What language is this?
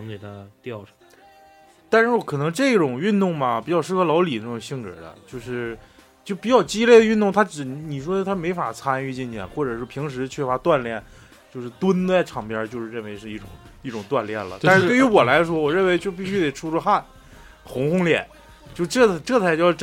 Chinese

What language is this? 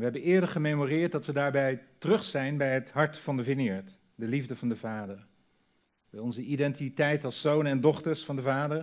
Dutch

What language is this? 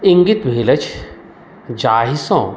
Maithili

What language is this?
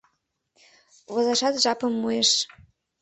Mari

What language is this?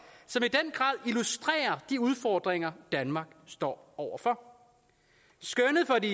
Danish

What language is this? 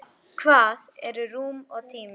Icelandic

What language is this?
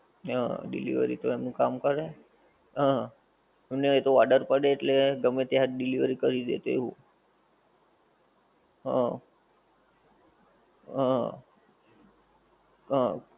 Gujarati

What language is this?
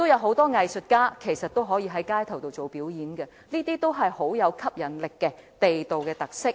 Cantonese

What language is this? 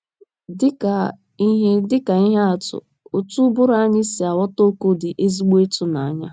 Igbo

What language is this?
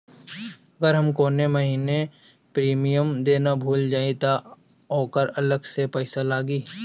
Bhojpuri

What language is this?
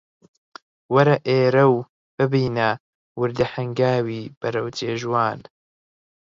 Central Kurdish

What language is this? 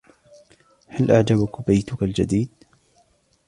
Arabic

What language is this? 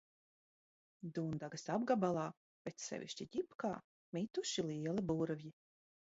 Latvian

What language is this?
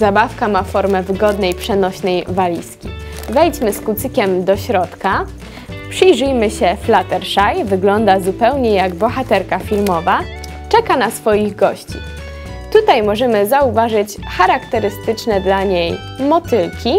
Polish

